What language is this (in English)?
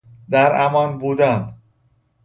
Persian